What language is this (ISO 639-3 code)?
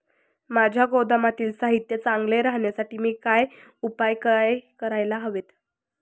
mar